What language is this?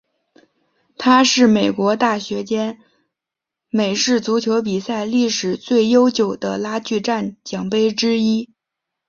Chinese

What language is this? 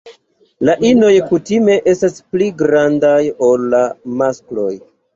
Esperanto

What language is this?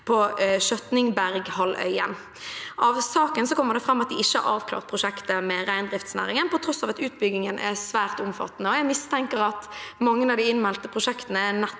Norwegian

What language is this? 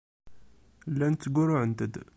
Kabyle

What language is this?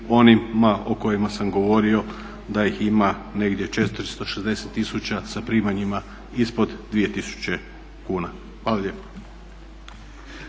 Croatian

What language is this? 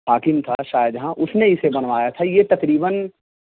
Urdu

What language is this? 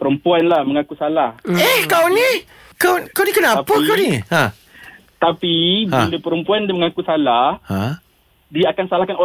Malay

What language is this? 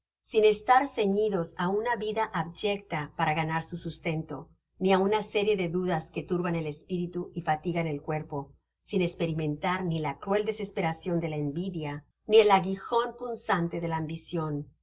Spanish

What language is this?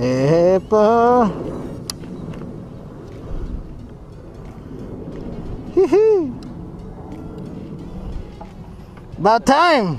English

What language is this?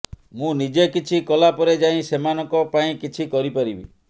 Odia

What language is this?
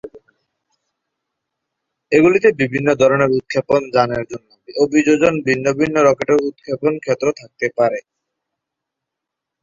Bangla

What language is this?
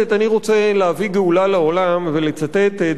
Hebrew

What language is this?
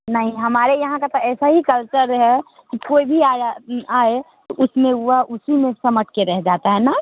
Hindi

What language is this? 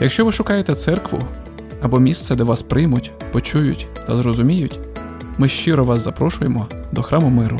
Ukrainian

